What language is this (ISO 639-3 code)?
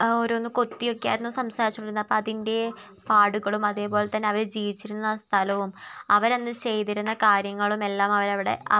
mal